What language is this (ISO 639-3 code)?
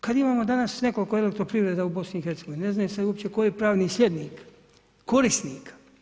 hrv